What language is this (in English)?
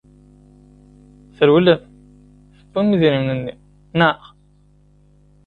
Kabyle